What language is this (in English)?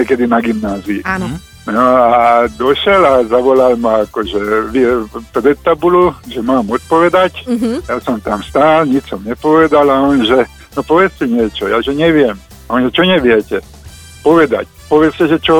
Slovak